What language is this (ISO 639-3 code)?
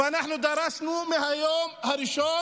heb